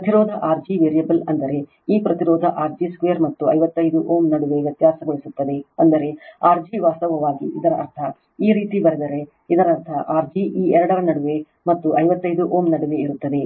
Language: Kannada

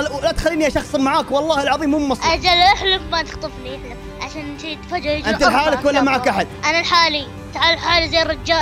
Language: Arabic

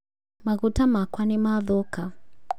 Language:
Kikuyu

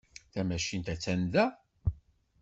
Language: Kabyle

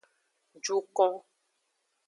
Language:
Aja (Benin)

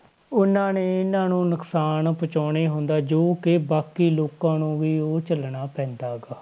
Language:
Punjabi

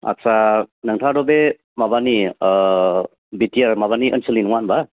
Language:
Bodo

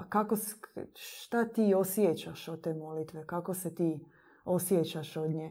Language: Croatian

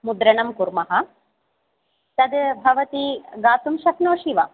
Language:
Sanskrit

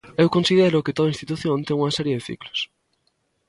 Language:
Galician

